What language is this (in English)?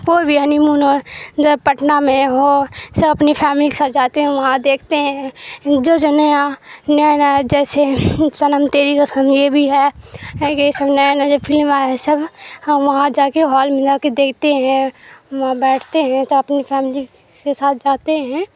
Urdu